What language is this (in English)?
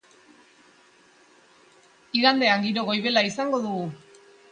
Basque